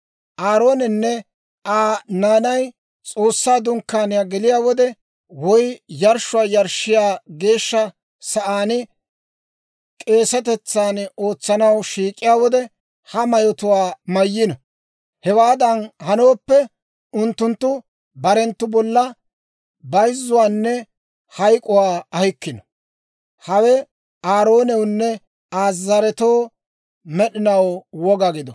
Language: Dawro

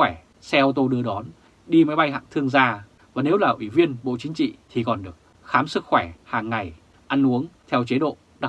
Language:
Vietnamese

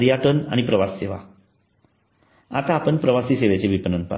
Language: Marathi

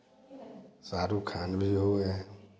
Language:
Hindi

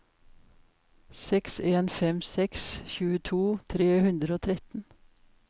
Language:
Norwegian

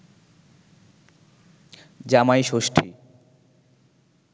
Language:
Bangla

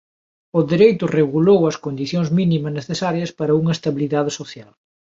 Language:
Galician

